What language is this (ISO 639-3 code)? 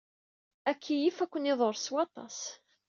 kab